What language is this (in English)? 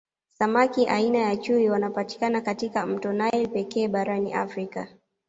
Swahili